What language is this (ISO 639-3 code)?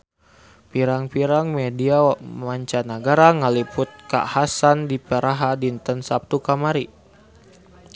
sun